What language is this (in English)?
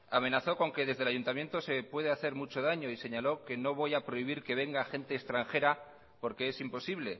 Spanish